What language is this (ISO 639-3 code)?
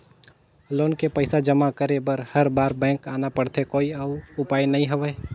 hne